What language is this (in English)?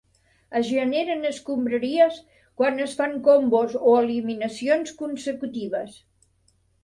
Catalan